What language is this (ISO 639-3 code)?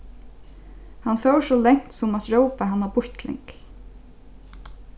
fao